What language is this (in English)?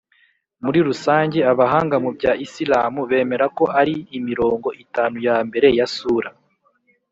Kinyarwanda